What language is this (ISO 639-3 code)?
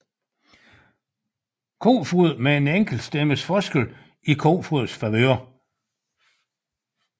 dan